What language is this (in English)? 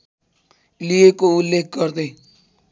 Nepali